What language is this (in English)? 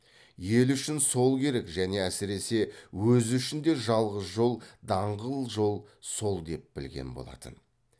Kazakh